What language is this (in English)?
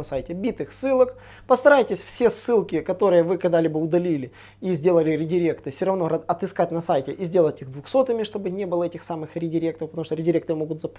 Russian